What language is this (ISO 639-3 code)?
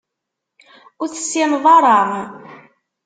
kab